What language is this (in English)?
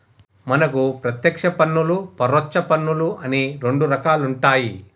Telugu